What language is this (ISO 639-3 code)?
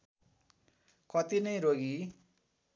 nep